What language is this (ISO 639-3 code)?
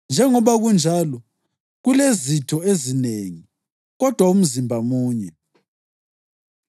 nde